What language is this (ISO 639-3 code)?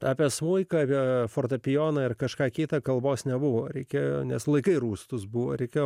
lit